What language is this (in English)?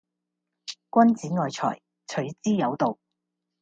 Cantonese